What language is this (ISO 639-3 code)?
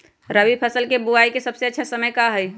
mag